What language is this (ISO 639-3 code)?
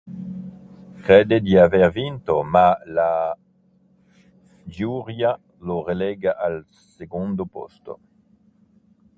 ita